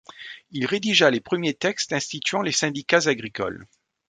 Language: French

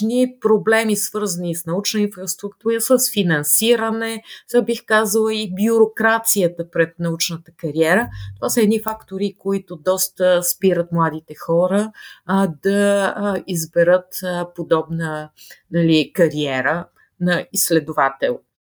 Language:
Bulgarian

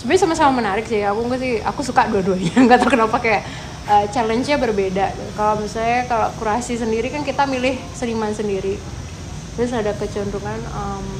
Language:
Indonesian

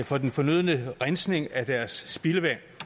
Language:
Danish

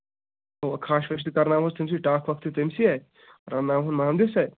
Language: Kashmiri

